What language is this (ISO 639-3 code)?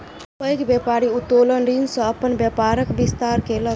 mai